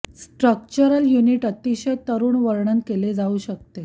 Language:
Marathi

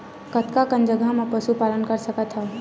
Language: Chhattisgarhi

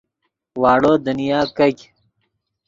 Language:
Yidgha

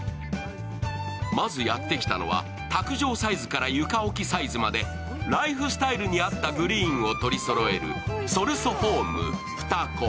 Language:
Japanese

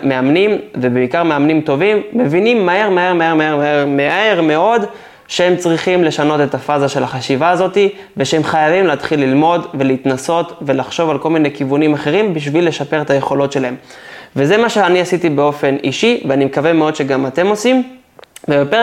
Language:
Hebrew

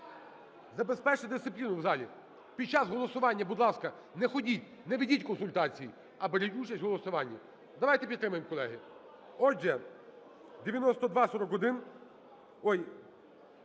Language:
Ukrainian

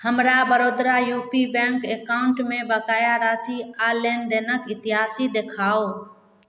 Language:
Maithili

